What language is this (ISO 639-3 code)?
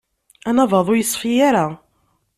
kab